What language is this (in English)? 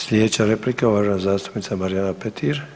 Croatian